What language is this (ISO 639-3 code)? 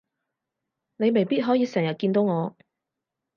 yue